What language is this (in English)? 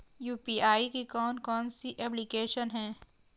Hindi